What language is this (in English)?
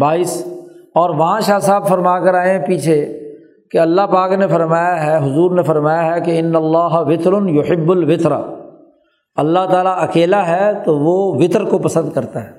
Urdu